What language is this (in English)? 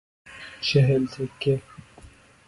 Persian